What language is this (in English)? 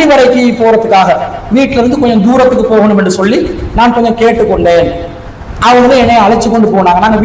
Tamil